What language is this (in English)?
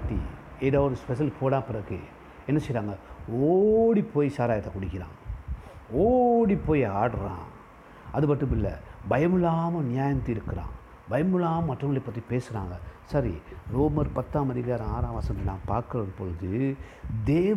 Tamil